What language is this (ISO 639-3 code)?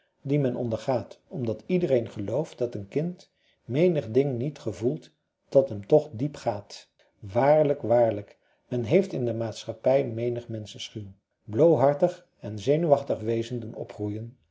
nld